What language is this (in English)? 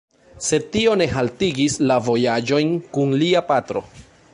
Esperanto